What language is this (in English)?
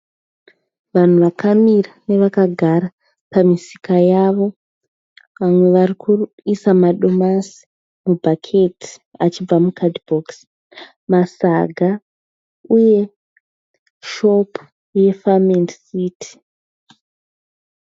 Shona